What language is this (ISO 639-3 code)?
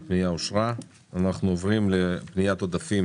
heb